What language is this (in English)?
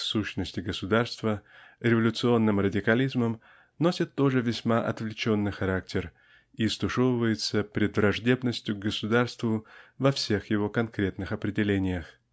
Russian